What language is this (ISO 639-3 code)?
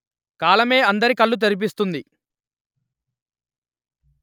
tel